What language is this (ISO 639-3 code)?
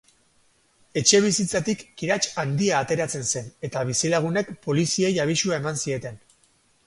eus